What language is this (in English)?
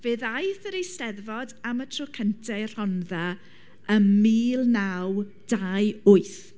Welsh